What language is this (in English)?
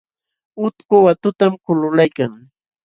Jauja Wanca Quechua